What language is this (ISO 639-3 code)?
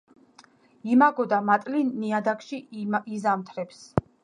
kat